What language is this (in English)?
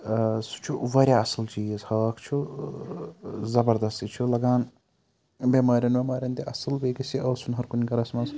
Kashmiri